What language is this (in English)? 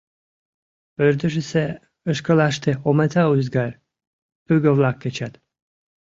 Mari